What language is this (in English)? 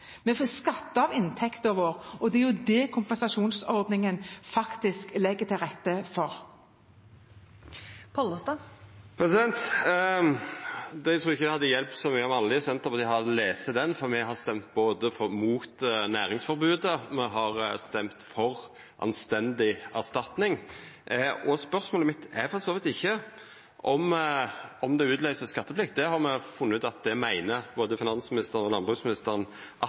Norwegian